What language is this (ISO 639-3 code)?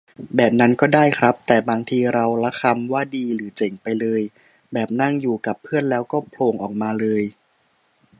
tha